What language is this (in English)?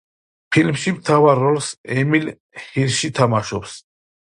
Georgian